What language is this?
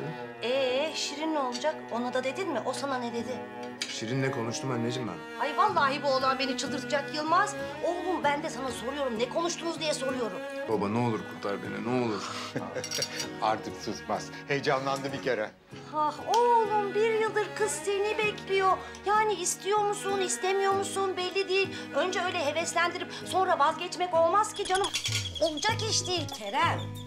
Turkish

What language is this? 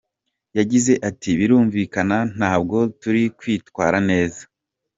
Kinyarwanda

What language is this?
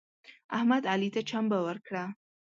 Pashto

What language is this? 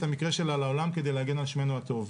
Hebrew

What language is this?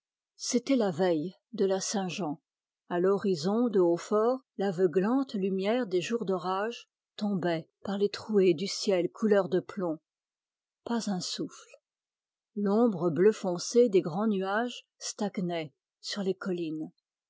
French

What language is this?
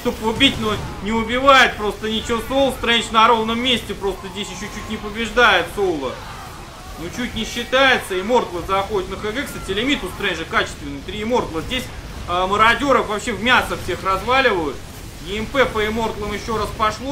Russian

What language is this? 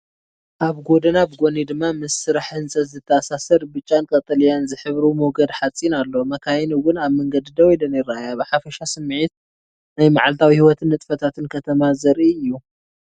Tigrinya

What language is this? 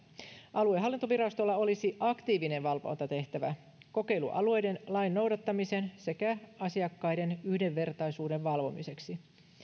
Finnish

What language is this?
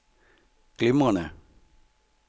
Danish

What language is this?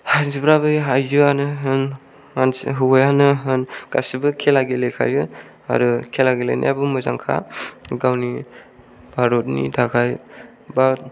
Bodo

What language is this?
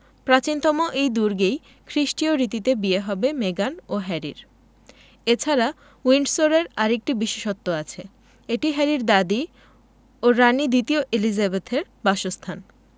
Bangla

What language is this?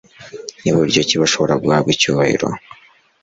Kinyarwanda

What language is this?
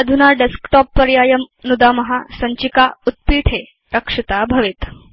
Sanskrit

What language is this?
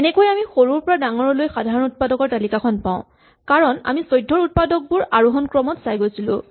Assamese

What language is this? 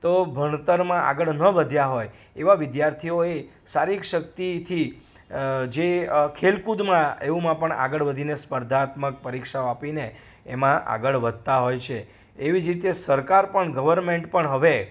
Gujarati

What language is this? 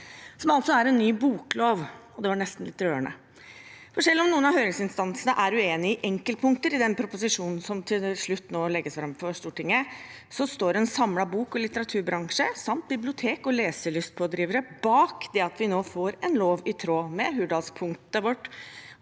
Norwegian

